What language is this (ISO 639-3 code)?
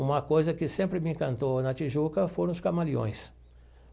por